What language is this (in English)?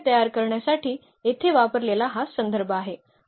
Marathi